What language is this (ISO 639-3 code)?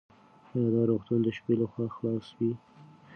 pus